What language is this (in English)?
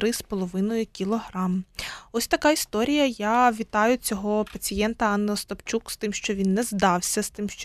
Ukrainian